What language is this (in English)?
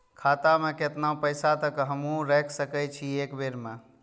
Maithili